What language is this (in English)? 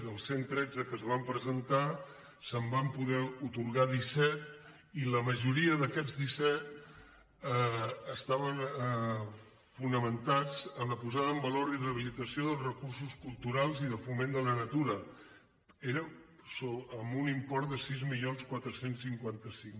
Catalan